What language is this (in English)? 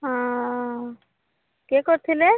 Odia